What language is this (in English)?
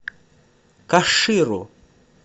Russian